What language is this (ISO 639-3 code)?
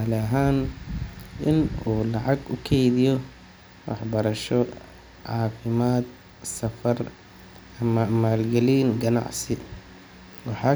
som